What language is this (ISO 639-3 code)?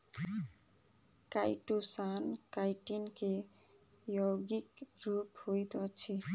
mai